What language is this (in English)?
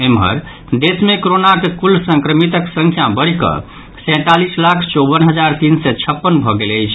Maithili